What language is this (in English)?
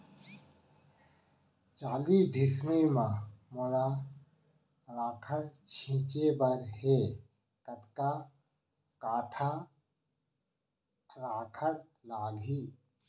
Chhattisgarhi